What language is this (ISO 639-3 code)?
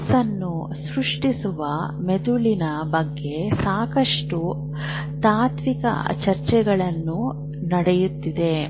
kan